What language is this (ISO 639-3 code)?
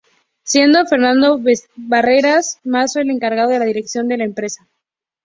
spa